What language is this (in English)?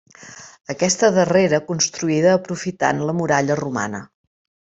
Catalan